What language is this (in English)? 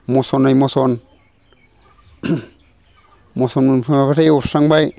Bodo